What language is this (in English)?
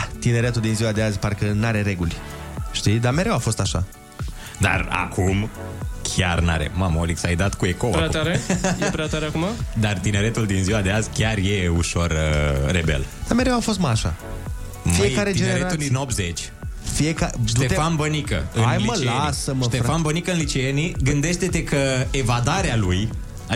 Romanian